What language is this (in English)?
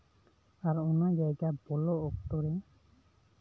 Santali